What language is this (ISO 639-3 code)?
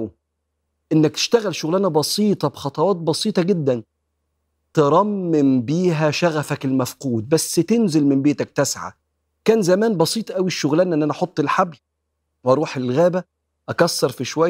ara